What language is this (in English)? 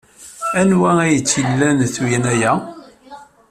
Kabyle